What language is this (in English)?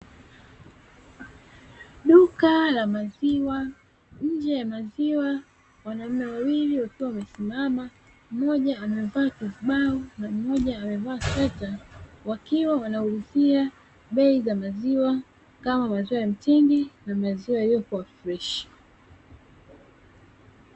Swahili